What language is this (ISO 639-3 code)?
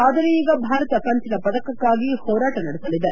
kan